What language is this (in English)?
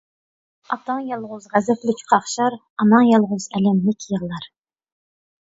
Uyghur